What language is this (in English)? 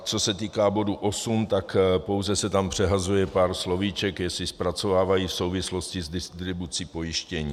Czech